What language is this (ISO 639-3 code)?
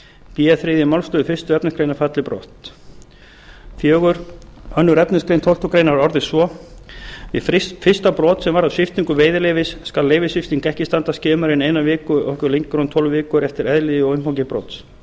isl